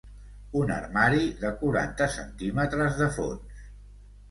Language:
Catalan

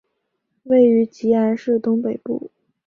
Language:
Chinese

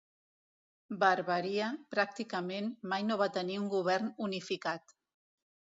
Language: Catalan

